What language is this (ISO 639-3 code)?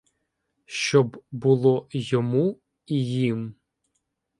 ukr